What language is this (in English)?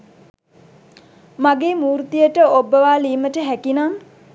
Sinhala